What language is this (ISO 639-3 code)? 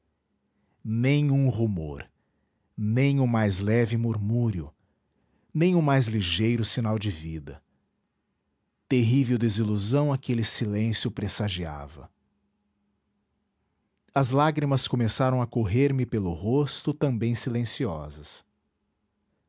por